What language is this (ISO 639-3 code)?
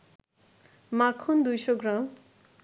ben